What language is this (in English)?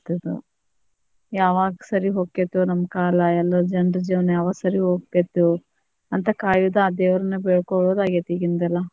Kannada